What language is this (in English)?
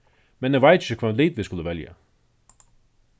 Faroese